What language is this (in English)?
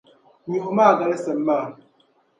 Dagbani